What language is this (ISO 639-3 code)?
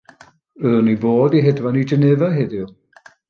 cym